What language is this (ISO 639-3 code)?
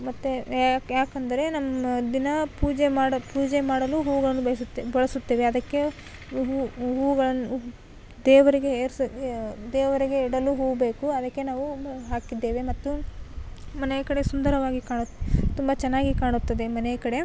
kan